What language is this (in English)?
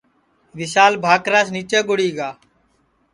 Sansi